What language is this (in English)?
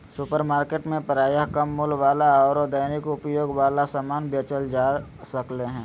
Magahi